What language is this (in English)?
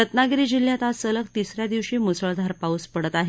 Marathi